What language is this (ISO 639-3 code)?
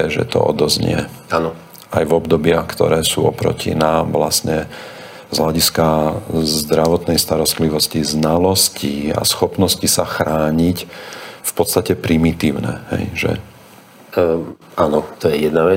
slk